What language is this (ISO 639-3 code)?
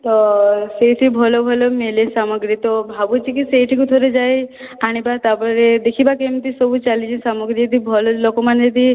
ori